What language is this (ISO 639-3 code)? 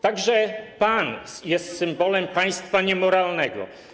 pol